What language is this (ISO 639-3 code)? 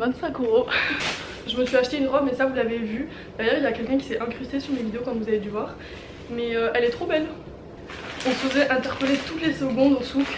fra